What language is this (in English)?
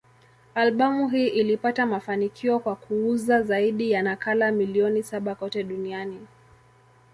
Swahili